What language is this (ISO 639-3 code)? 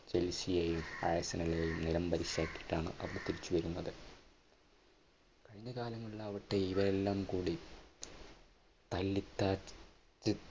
mal